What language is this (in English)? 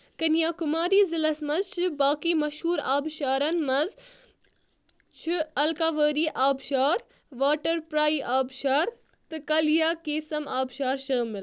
Kashmiri